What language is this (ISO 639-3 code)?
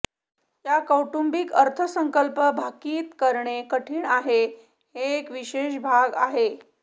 mar